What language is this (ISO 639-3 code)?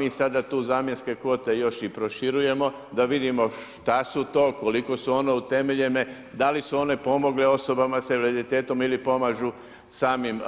hrv